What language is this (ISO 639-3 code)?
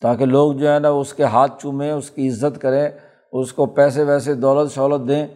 urd